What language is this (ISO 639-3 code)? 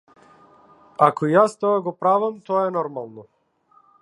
mkd